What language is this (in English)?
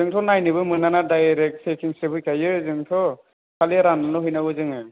Bodo